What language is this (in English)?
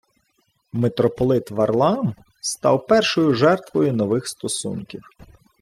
Ukrainian